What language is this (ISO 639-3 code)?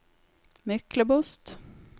nor